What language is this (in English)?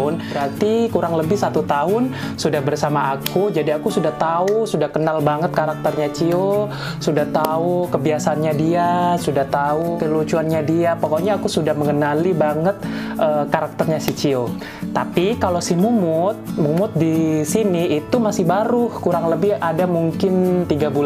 Indonesian